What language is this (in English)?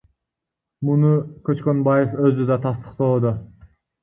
Kyrgyz